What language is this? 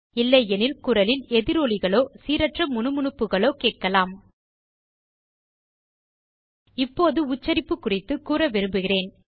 Tamil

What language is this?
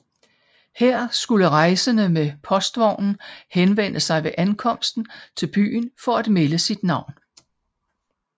Danish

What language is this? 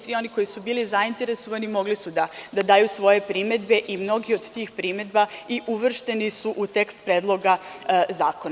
Serbian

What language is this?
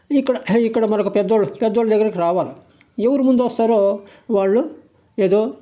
Telugu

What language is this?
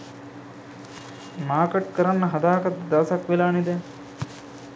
Sinhala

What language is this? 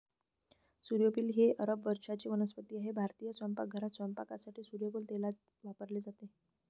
Marathi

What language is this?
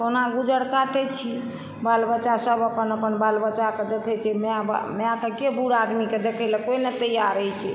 Maithili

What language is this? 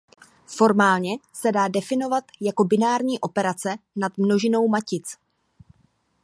Czech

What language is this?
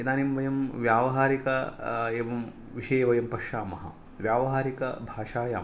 Sanskrit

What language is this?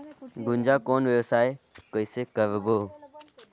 Chhattisgarhi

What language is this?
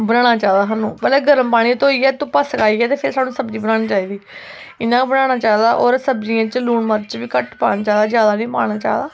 Dogri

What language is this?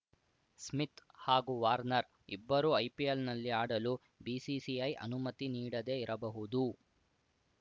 Kannada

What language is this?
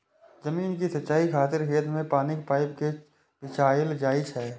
Maithili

